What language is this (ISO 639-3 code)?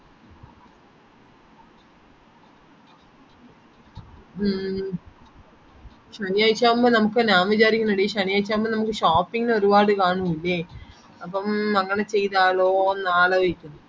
mal